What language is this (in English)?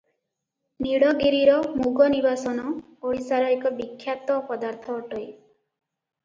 Odia